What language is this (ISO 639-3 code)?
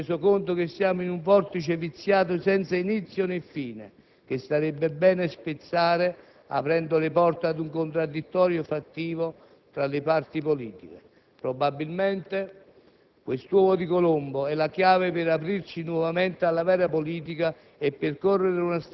ita